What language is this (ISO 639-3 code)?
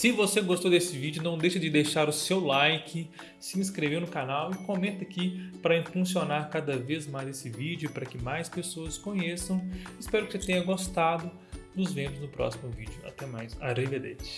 por